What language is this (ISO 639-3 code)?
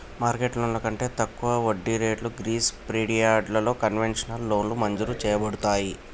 tel